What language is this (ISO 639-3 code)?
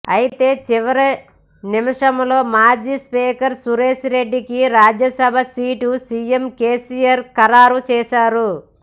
tel